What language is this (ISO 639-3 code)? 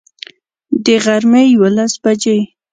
pus